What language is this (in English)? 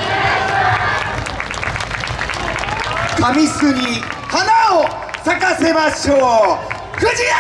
Japanese